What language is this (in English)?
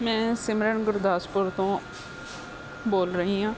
Punjabi